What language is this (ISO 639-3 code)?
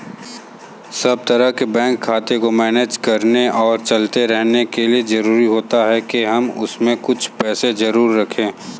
hin